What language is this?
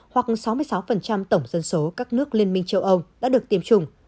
Vietnamese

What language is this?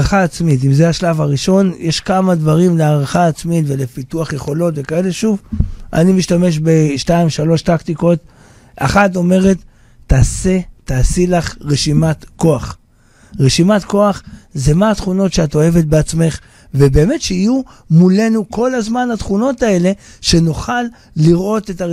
Hebrew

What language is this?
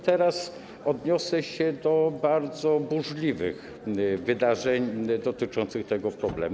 Polish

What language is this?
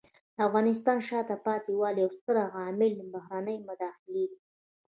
Pashto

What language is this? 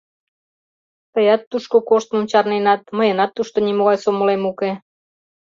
Mari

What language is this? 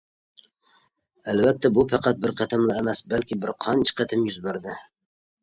Uyghur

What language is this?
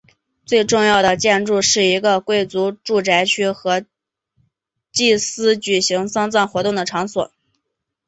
Chinese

